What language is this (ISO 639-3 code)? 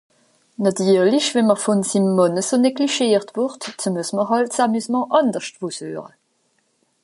gsw